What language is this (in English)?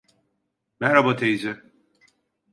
Turkish